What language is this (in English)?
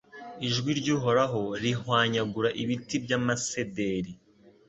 Kinyarwanda